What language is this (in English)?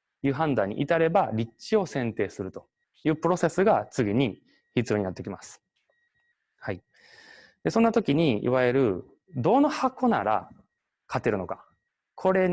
Japanese